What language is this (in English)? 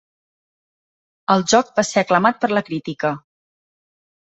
Catalan